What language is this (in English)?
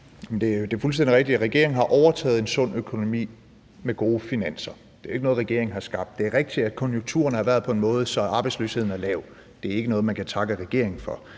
Danish